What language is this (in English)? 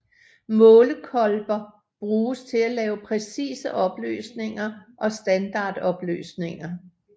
Danish